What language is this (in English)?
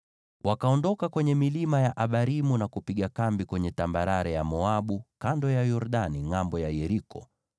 Swahili